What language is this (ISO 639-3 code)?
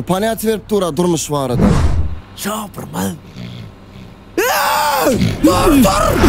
ron